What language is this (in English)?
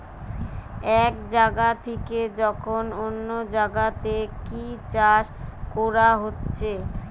Bangla